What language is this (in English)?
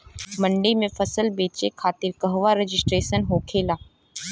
Bhojpuri